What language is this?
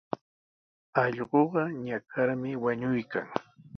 Sihuas Ancash Quechua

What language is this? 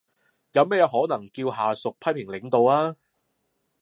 Cantonese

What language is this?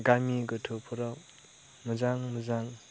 Bodo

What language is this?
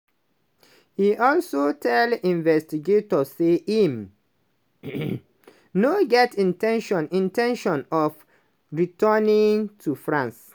Nigerian Pidgin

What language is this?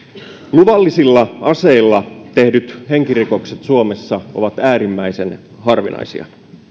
Finnish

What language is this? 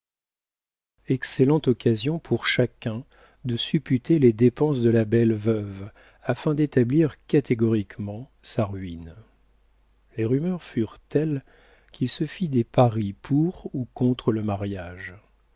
French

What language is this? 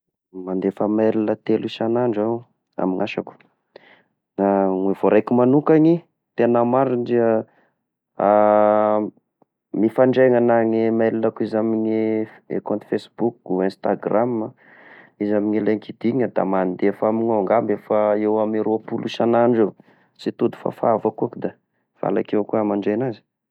Tesaka Malagasy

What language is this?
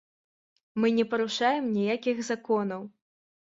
Belarusian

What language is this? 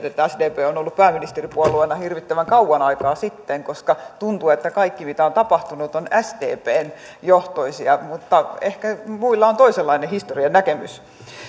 Finnish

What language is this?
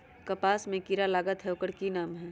Magahi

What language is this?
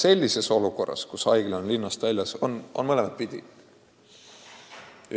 Estonian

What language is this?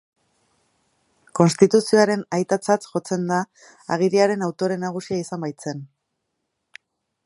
Basque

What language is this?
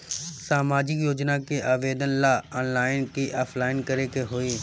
Bhojpuri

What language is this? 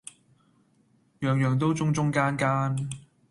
Cantonese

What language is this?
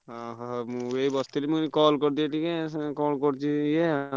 Odia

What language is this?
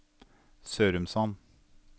Norwegian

